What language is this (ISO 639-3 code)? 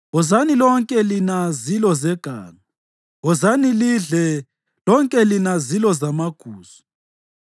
nde